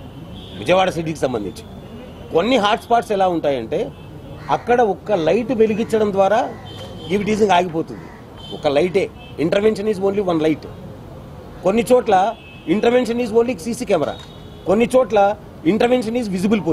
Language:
Telugu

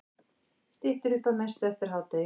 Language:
Icelandic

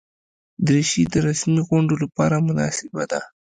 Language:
Pashto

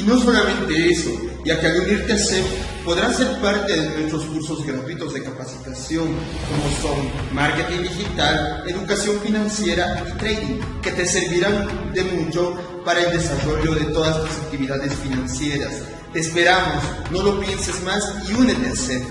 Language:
Spanish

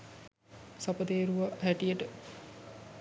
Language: Sinhala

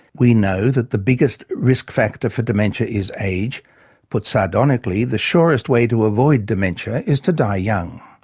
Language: English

